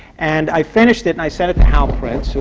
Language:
English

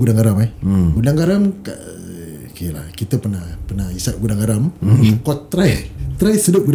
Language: Malay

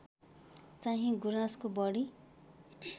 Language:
Nepali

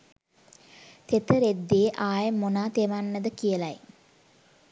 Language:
Sinhala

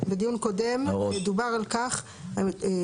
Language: Hebrew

